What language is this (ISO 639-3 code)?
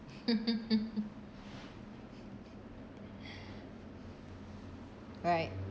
eng